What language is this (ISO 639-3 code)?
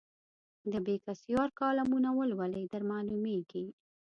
pus